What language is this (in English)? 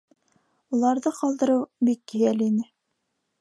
Bashkir